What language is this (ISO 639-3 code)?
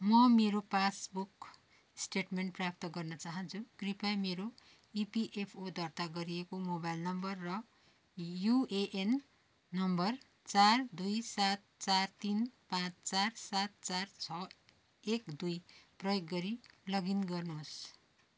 nep